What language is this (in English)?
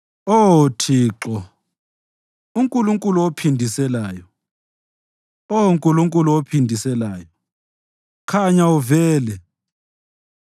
North Ndebele